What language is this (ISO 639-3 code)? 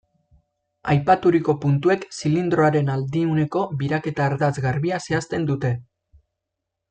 eus